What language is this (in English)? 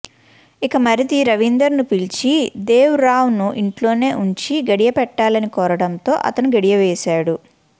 Telugu